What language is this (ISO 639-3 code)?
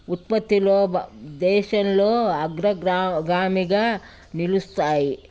tel